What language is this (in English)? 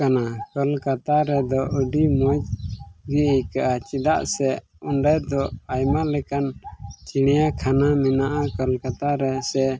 Santali